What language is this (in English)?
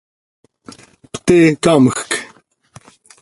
Seri